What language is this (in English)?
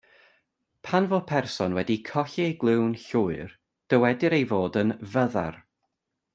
Welsh